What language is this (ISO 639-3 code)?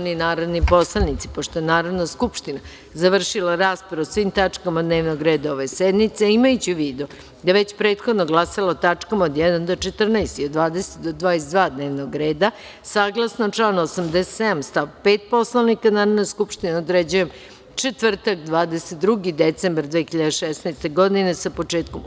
srp